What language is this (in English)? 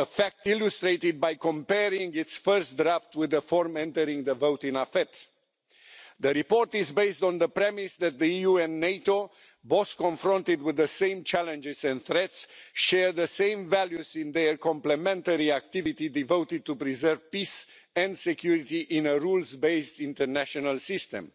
English